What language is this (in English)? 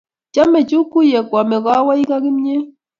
Kalenjin